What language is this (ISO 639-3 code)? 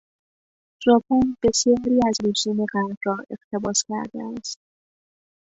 fas